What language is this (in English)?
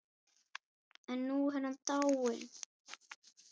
Icelandic